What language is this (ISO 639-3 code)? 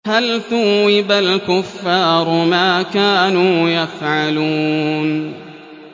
ara